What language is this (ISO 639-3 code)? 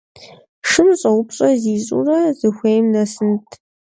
kbd